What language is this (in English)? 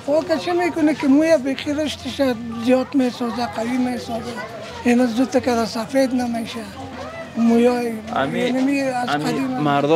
Persian